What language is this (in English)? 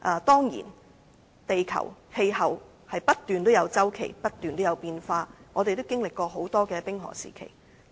Cantonese